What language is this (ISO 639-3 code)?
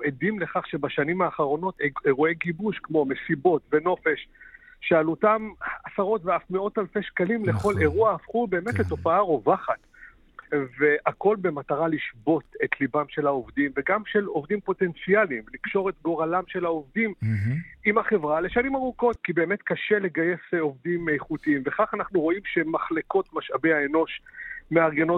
heb